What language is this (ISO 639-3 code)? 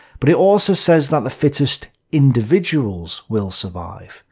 eng